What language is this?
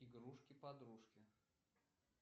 Russian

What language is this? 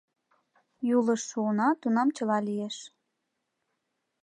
Mari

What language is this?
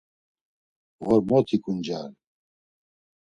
Laz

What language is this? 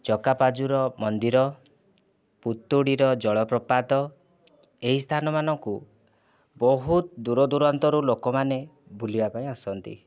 Odia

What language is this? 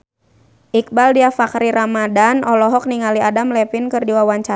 Sundanese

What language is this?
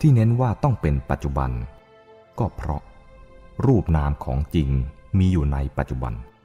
Thai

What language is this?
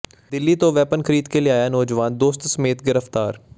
Punjabi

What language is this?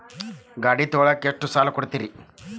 Kannada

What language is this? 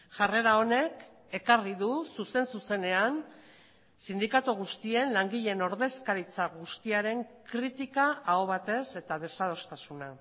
Basque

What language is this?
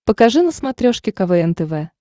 Russian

